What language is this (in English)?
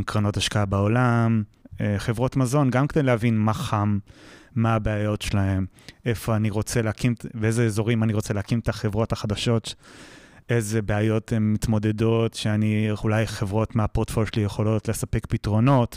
Hebrew